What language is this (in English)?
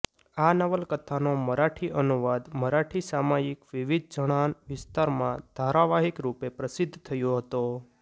Gujarati